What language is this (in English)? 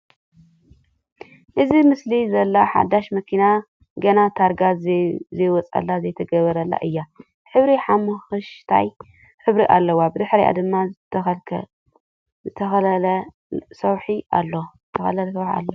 Tigrinya